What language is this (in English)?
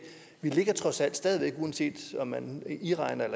Danish